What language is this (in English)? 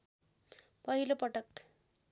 Nepali